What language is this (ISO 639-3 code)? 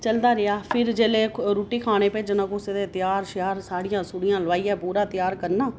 doi